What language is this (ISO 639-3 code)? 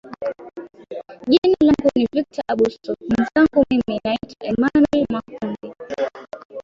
swa